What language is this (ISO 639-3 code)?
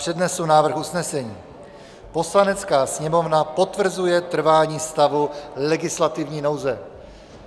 ces